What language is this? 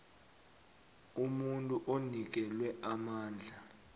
South Ndebele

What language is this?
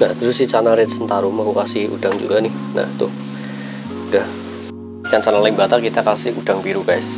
Indonesian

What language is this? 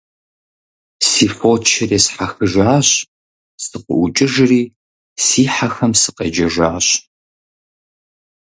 Kabardian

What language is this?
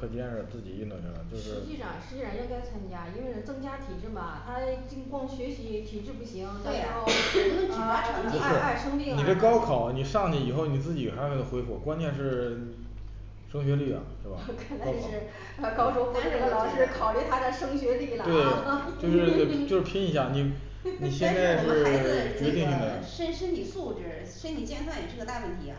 Chinese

